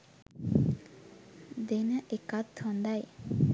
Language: Sinhala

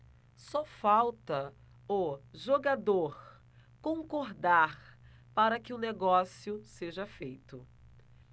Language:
Portuguese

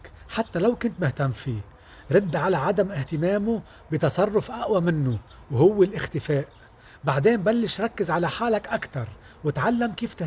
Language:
Arabic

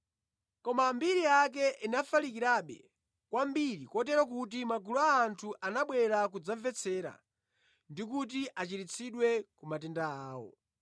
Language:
Nyanja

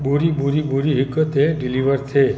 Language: Sindhi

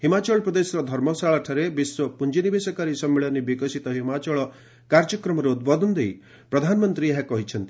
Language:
Odia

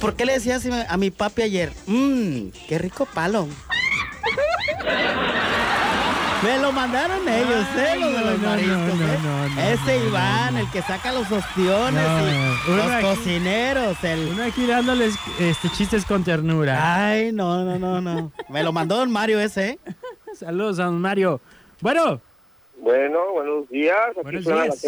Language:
Spanish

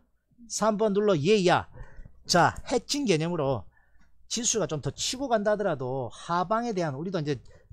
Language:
Korean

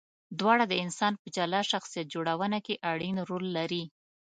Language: Pashto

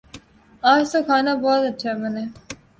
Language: Urdu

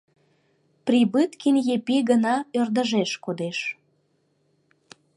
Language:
Mari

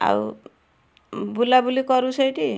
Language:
Odia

